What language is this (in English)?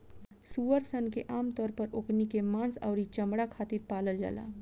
Bhojpuri